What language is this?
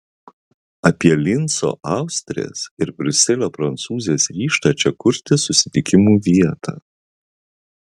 Lithuanian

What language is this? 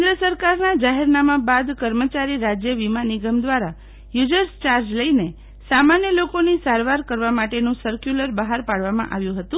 Gujarati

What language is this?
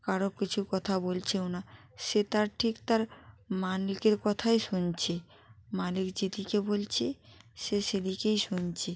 Bangla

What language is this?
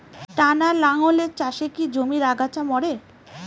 Bangla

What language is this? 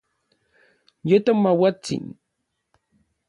Orizaba Nahuatl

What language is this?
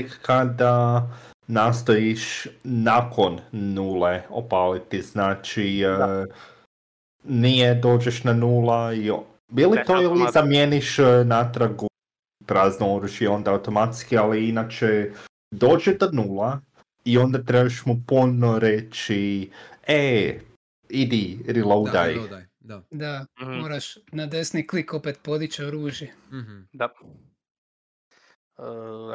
Croatian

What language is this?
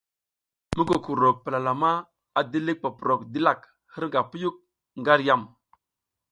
South Giziga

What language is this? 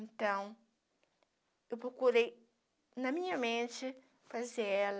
Portuguese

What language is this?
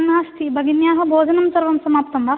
Sanskrit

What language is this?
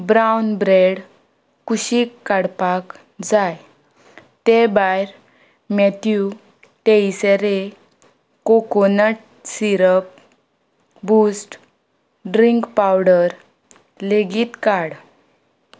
Konkani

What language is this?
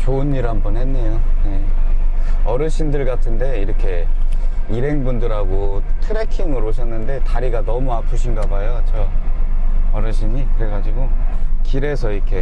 Korean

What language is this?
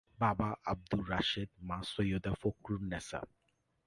Bangla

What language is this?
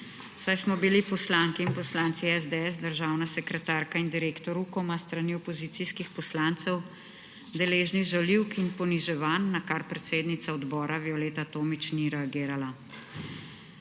Slovenian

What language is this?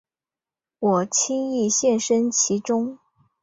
Chinese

